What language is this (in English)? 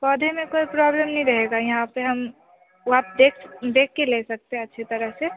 Hindi